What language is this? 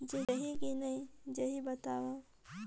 Chhattisgarhi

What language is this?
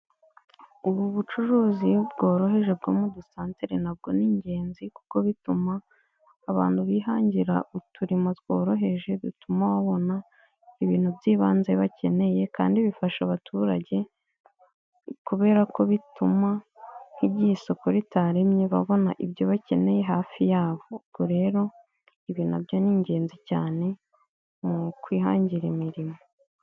Kinyarwanda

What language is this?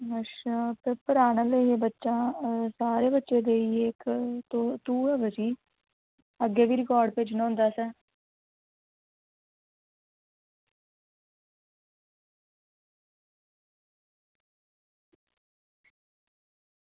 Dogri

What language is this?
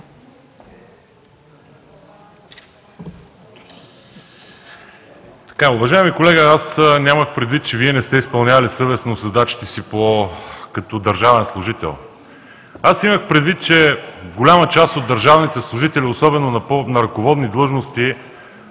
Bulgarian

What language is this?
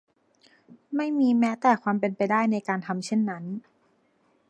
Thai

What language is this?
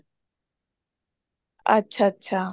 Punjabi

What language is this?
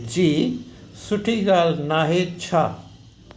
Sindhi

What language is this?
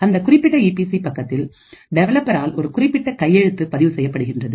Tamil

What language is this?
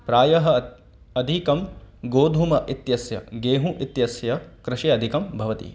Sanskrit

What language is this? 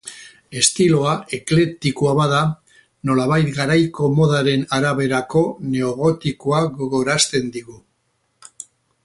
Basque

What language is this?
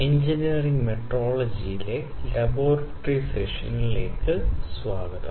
Malayalam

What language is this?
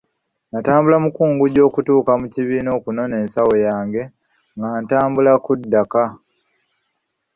Ganda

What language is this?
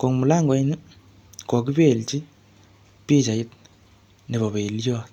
Kalenjin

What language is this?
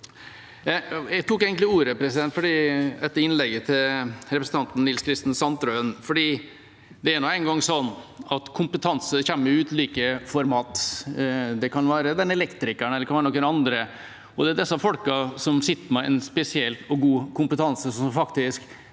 Norwegian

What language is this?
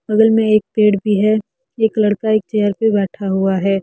Hindi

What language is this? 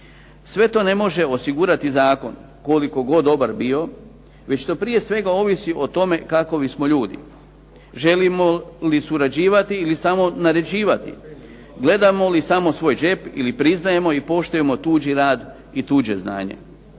Croatian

